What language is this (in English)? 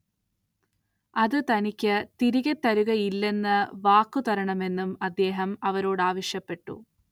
Malayalam